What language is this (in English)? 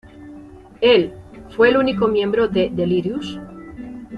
Spanish